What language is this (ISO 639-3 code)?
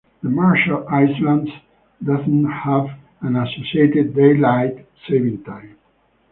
eng